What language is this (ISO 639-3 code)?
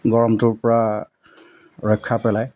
asm